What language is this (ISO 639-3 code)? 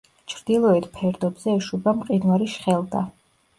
kat